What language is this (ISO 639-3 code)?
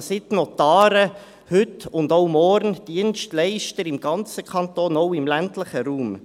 gsw